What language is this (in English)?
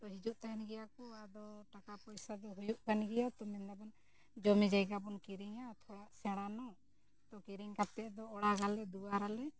Santali